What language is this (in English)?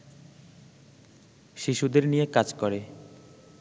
Bangla